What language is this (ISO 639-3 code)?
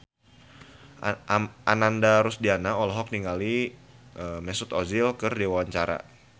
sun